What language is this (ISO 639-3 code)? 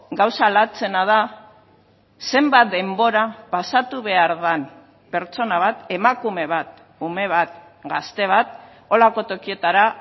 eus